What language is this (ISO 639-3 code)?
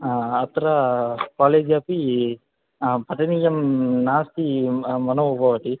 san